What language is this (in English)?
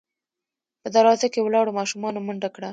Pashto